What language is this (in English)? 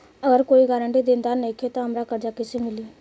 Bhojpuri